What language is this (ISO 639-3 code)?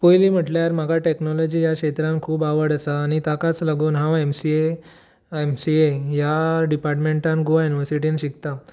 kok